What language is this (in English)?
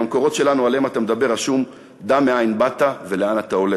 Hebrew